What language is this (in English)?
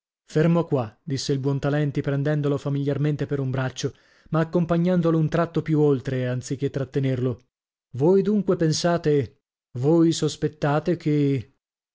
Italian